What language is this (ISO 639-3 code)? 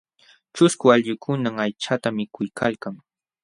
qxw